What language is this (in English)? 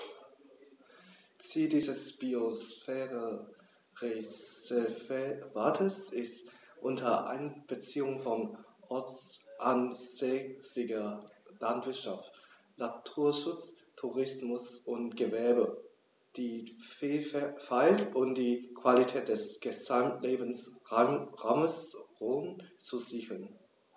German